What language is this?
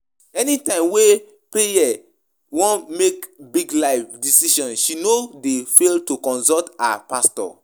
Nigerian Pidgin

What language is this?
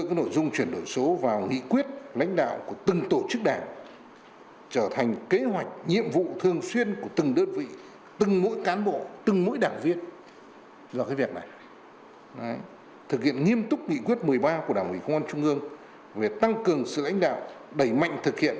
Vietnamese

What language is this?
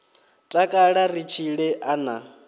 Venda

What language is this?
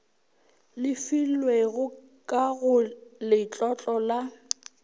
Northern Sotho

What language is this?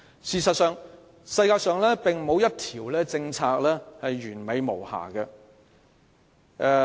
Cantonese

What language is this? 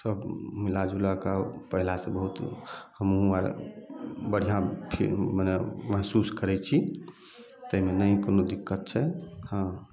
Maithili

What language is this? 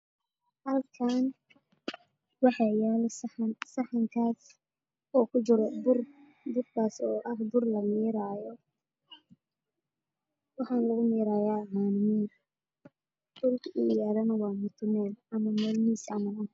Somali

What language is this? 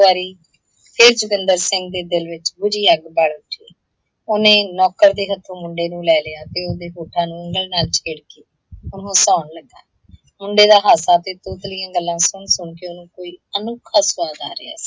Punjabi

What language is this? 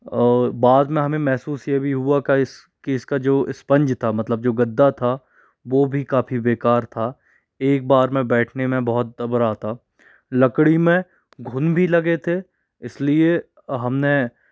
Hindi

